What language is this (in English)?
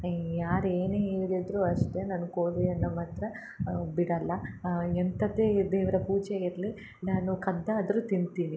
Kannada